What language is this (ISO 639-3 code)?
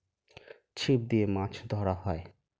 ben